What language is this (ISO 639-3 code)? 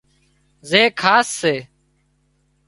kxp